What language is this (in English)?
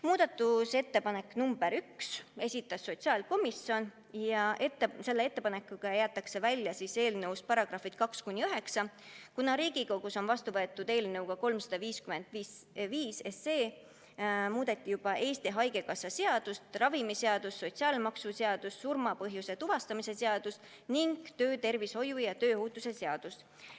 Estonian